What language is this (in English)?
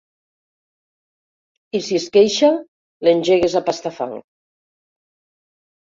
Catalan